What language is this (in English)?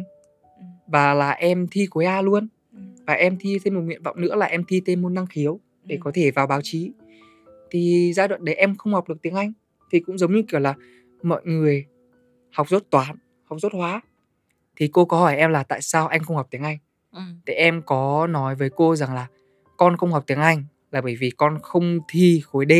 Vietnamese